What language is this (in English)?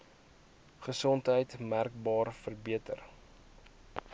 Afrikaans